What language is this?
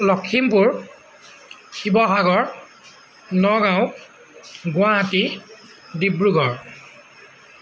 Assamese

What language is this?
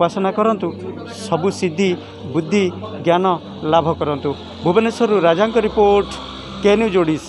Hindi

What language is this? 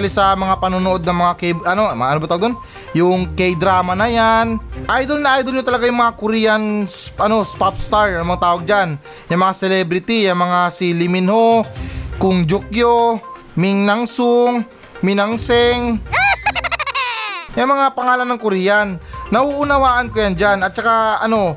Filipino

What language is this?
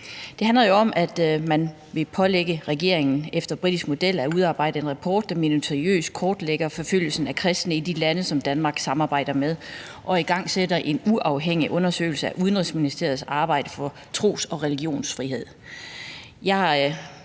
Danish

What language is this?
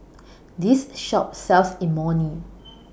English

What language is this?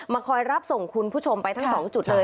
Thai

